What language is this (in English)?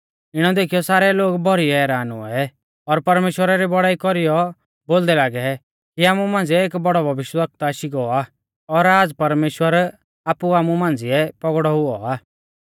Mahasu Pahari